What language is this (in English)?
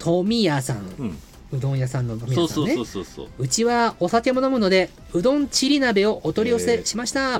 Japanese